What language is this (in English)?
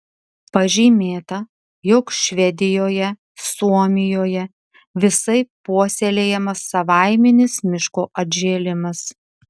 Lithuanian